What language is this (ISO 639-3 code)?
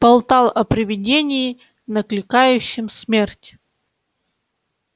rus